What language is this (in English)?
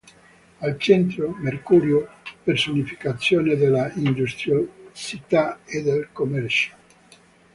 Italian